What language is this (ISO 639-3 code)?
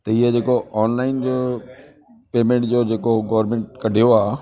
snd